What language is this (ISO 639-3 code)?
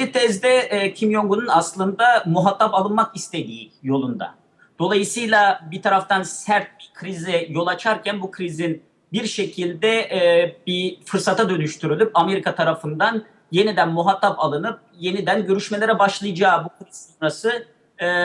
tur